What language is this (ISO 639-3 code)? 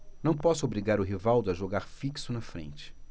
por